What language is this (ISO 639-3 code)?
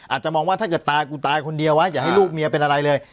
tha